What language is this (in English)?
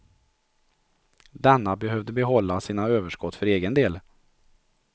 Swedish